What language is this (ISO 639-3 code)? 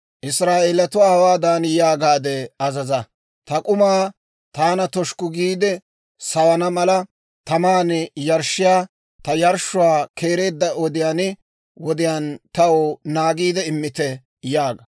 dwr